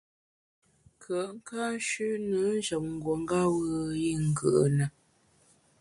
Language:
Bamun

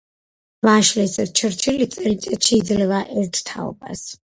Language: Georgian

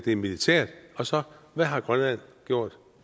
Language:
Danish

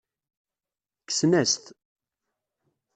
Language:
Kabyle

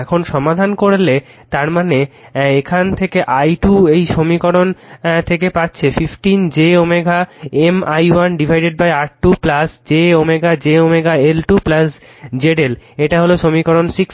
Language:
Bangla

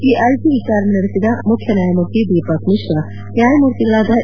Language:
Kannada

